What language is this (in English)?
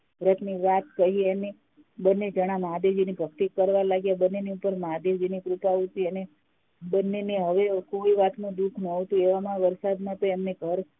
Gujarati